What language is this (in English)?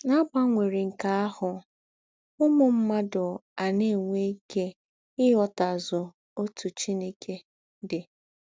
Igbo